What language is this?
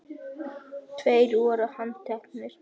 Icelandic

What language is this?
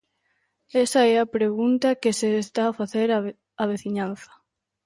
Galician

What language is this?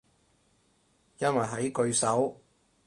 Cantonese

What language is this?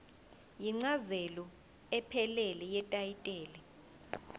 Zulu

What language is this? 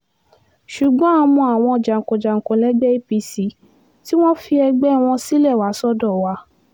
Yoruba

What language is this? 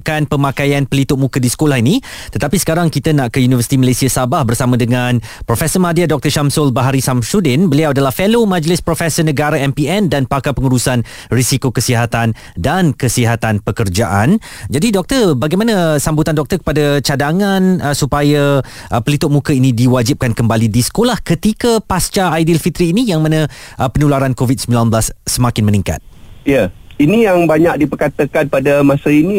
Malay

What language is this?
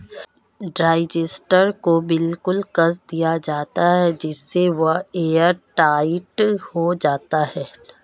Hindi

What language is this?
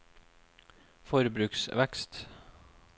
Norwegian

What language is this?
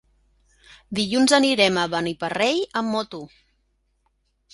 Catalan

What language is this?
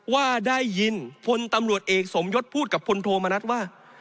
Thai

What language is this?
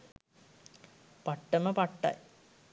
Sinhala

